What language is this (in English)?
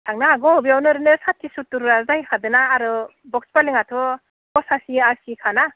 Bodo